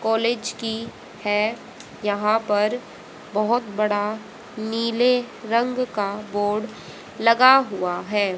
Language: Hindi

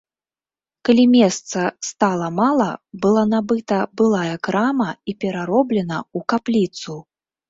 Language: Belarusian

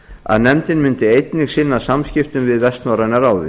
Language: Icelandic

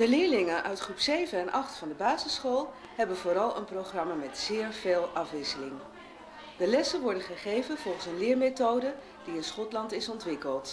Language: Dutch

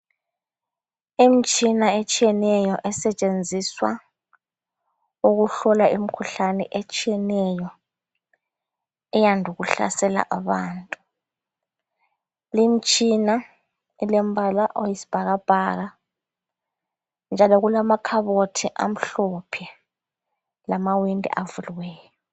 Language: North Ndebele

